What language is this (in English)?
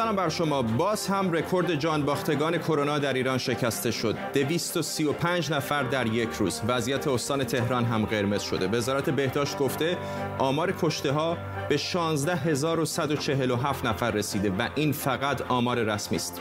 Persian